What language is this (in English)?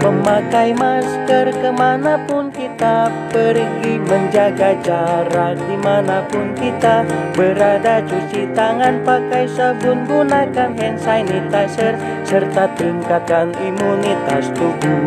Indonesian